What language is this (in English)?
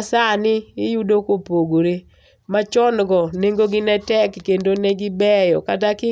Luo (Kenya and Tanzania)